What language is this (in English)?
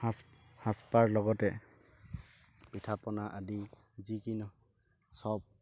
Assamese